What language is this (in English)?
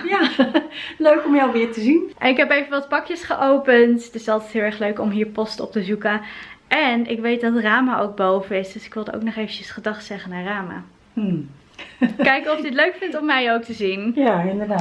Dutch